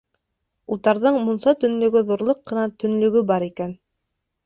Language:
Bashkir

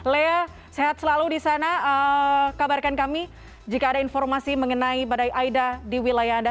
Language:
Indonesian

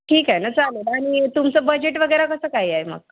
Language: Marathi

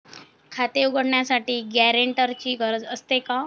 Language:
Marathi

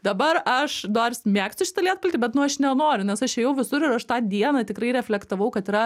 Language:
Lithuanian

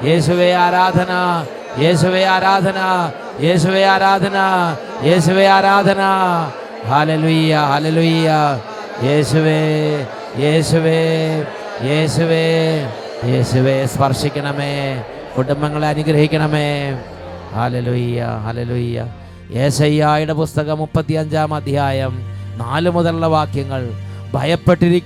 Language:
Malayalam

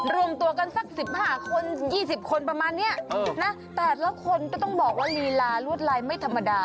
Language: Thai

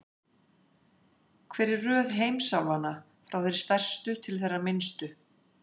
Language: Icelandic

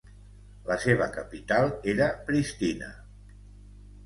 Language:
Catalan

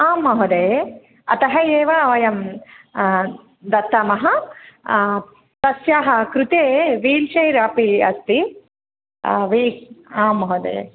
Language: Sanskrit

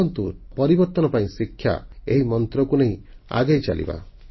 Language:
Odia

